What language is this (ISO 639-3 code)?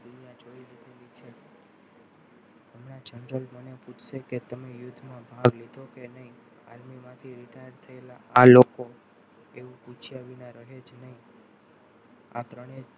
guj